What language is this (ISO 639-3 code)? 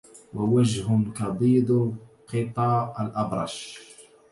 ara